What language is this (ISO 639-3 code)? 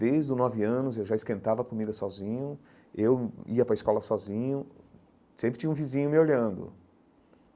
por